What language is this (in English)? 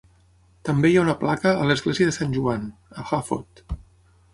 Catalan